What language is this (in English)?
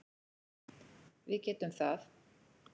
Icelandic